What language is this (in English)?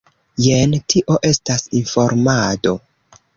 Esperanto